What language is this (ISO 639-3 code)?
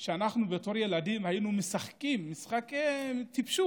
heb